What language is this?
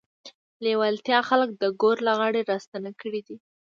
Pashto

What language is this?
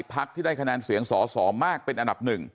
Thai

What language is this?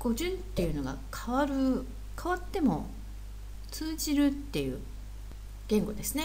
Japanese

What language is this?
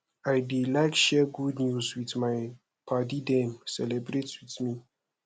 Nigerian Pidgin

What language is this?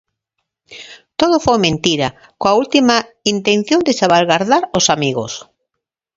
Galician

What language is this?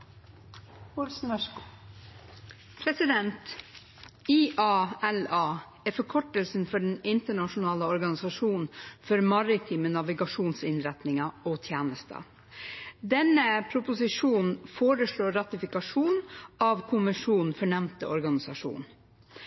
Norwegian Bokmål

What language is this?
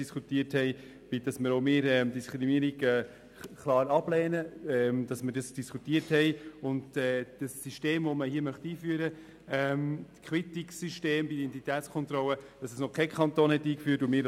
Swiss German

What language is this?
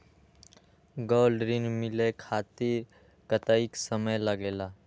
Magahi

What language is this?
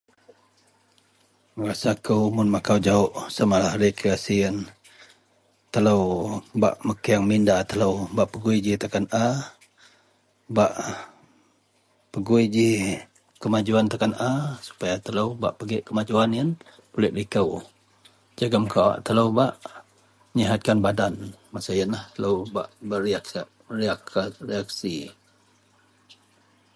Central Melanau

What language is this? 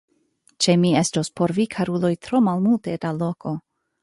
Esperanto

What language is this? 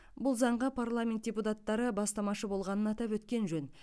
Kazakh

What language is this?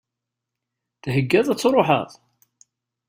Kabyle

